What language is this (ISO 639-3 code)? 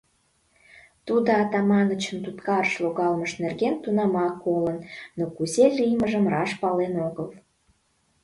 chm